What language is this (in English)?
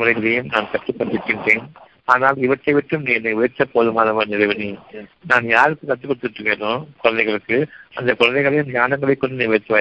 Tamil